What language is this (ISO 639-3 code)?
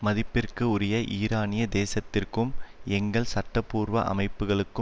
tam